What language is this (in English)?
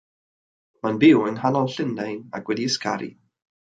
Welsh